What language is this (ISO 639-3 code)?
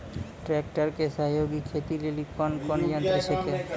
mai